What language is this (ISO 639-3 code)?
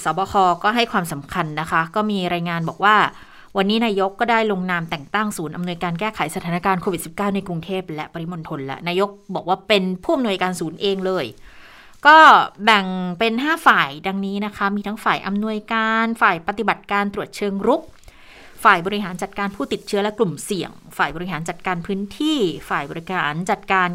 tha